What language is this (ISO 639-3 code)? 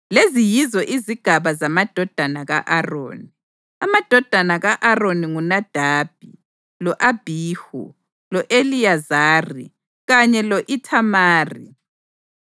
nde